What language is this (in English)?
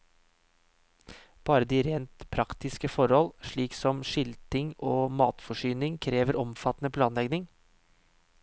Norwegian